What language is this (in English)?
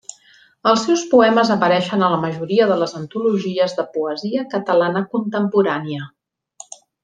Catalan